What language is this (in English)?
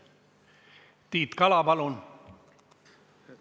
Estonian